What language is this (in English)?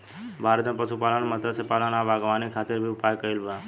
Bhojpuri